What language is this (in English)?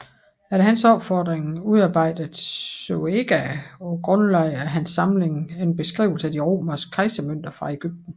Danish